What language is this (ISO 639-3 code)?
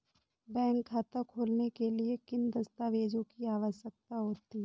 hin